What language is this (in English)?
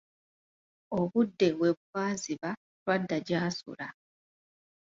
Ganda